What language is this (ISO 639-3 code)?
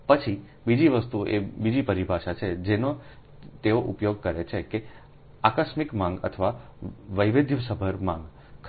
guj